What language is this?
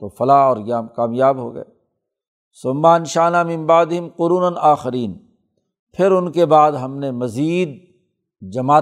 Urdu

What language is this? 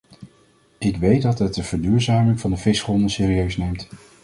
Dutch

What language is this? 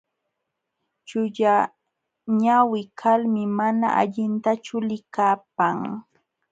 Jauja Wanca Quechua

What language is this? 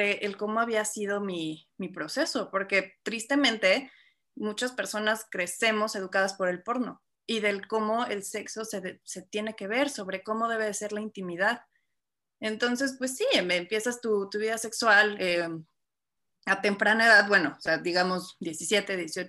Spanish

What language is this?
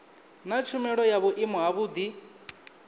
Venda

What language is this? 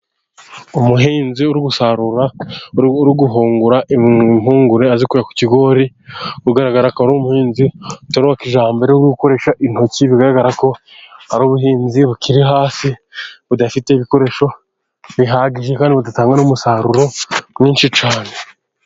Kinyarwanda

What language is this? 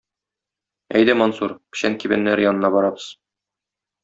Tatar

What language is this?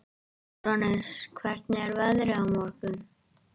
Icelandic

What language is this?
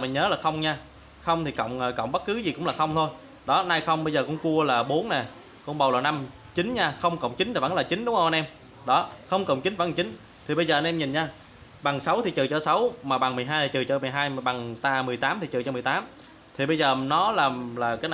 Vietnamese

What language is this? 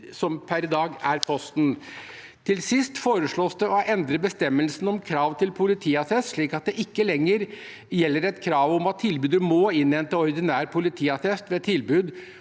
Norwegian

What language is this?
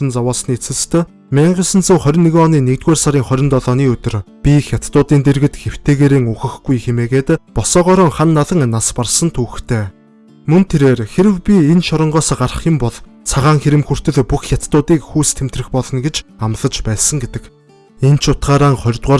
Turkish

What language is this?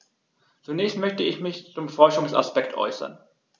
German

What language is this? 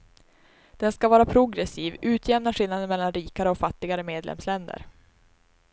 Swedish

